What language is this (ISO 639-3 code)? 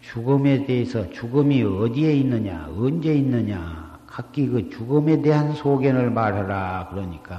kor